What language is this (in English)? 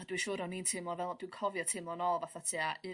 Welsh